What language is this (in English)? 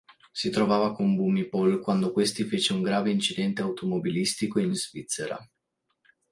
Italian